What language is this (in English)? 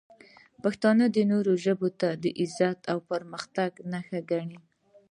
Pashto